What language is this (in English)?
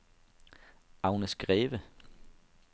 Danish